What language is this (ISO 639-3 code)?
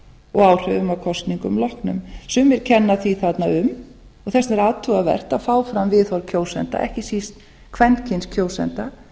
isl